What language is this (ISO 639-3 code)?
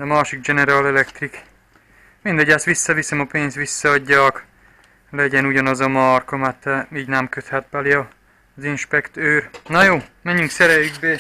hun